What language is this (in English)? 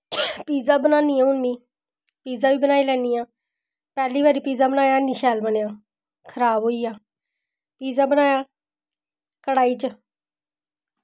Dogri